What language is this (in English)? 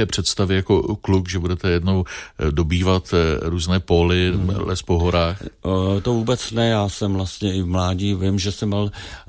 Czech